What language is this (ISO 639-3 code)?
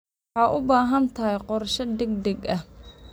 som